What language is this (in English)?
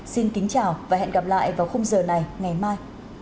Vietnamese